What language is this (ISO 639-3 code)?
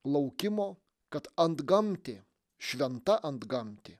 lit